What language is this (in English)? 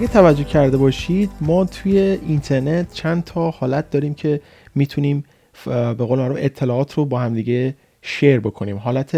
Persian